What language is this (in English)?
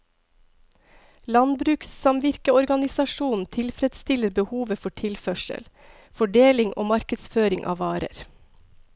Norwegian